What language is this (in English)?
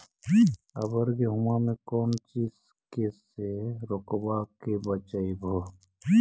Magahi